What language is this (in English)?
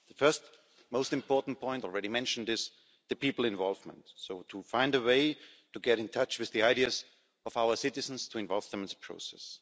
English